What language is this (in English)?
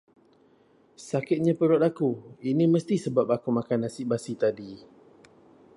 Malay